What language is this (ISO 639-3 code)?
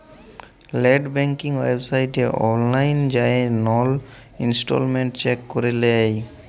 ben